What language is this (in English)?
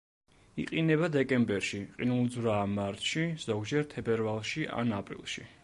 Georgian